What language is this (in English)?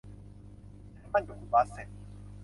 Thai